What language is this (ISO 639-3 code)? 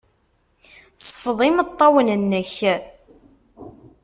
kab